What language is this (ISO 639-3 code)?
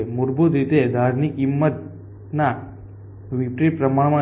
guj